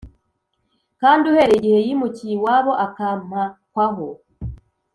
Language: Kinyarwanda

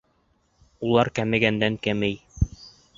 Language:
Bashkir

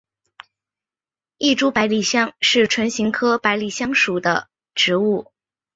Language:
Chinese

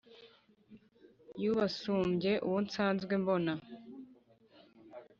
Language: Kinyarwanda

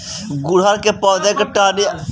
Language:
Bhojpuri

